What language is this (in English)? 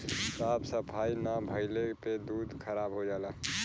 Bhojpuri